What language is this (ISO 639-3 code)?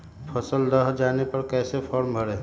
mag